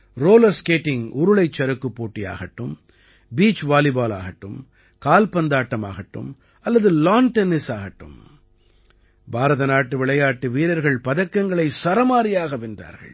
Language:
Tamil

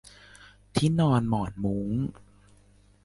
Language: Thai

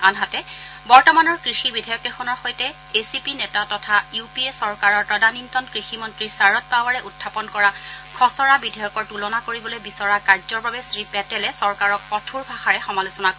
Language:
Assamese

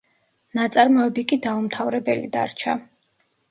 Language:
Georgian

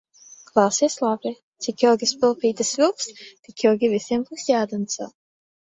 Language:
Latvian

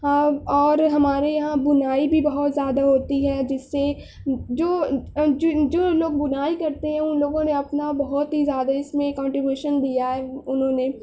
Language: Urdu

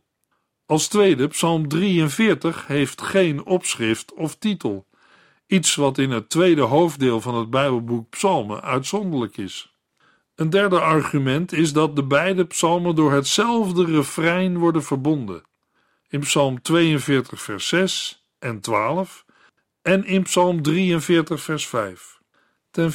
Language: Dutch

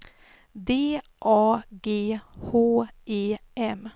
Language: Swedish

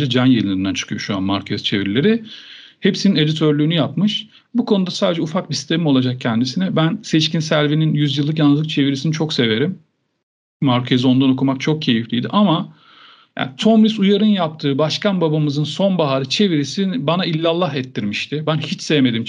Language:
Turkish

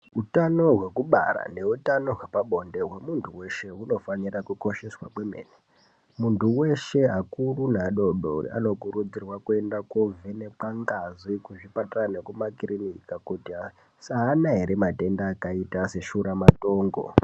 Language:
Ndau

